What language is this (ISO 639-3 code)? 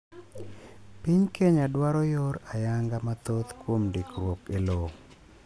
luo